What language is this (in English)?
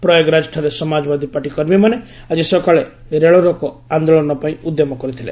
Odia